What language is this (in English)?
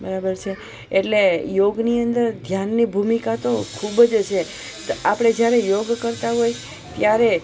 Gujarati